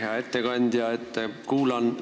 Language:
Estonian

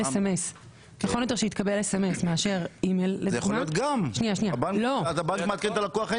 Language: Hebrew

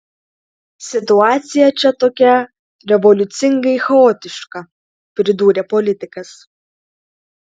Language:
Lithuanian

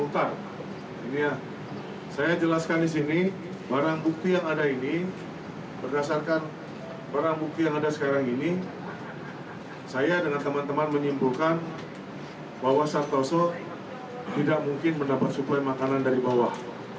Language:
Indonesian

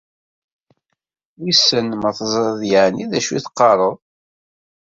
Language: Kabyle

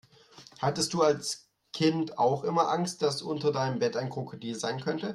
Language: German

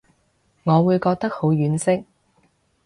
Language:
Cantonese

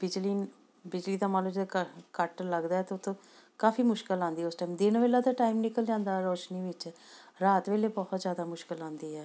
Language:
Punjabi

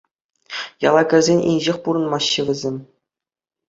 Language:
Chuvash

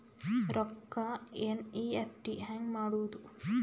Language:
Kannada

